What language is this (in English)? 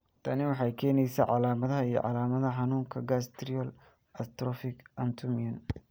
Somali